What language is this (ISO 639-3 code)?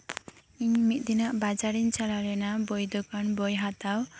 sat